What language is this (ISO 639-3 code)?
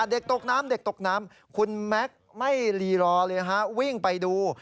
tha